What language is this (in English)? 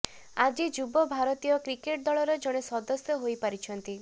Odia